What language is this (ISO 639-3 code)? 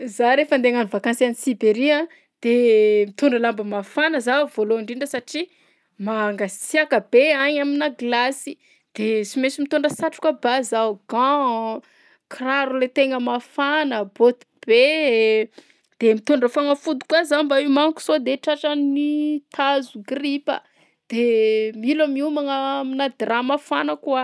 bzc